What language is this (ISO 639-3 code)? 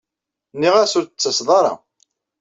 kab